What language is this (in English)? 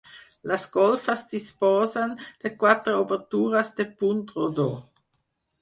Catalan